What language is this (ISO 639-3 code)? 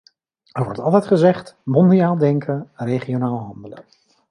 nld